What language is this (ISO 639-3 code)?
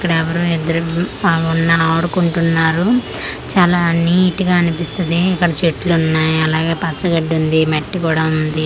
tel